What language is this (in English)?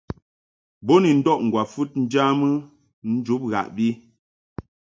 Mungaka